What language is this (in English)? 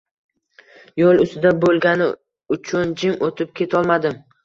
Uzbek